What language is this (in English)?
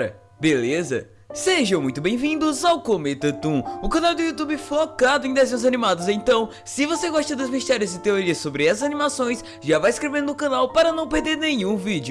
Portuguese